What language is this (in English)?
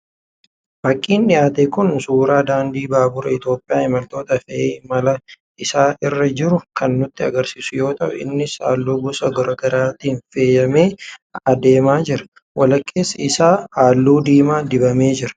Oromo